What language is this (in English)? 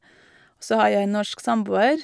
Norwegian